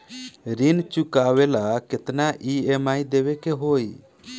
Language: Bhojpuri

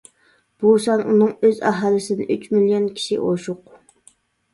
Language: Uyghur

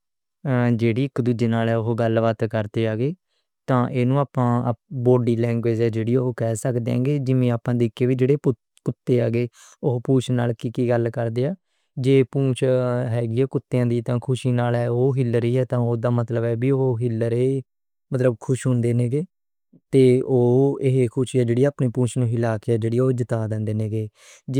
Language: Western Panjabi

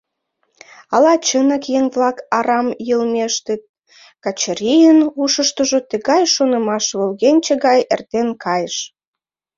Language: Mari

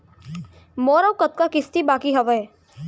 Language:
Chhattisgarhi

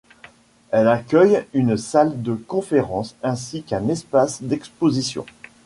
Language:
French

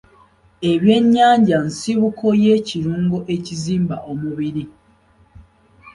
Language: Ganda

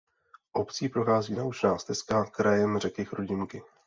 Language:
Czech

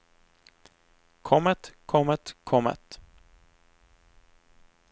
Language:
Norwegian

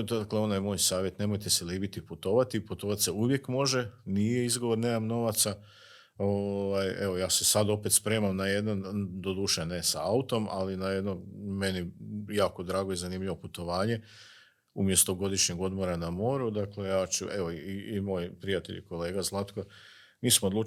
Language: Croatian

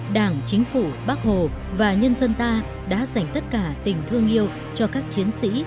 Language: Vietnamese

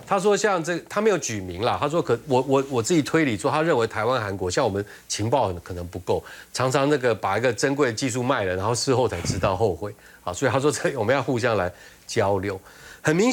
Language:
Chinese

